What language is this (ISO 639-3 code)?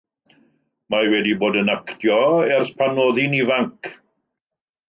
cym